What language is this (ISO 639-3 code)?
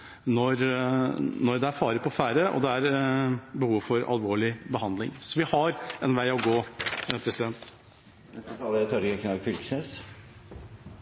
nor